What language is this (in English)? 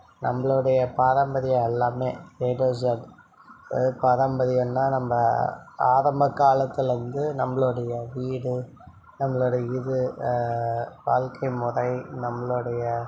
Tamil